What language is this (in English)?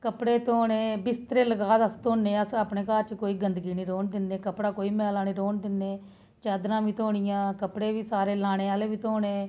Dogri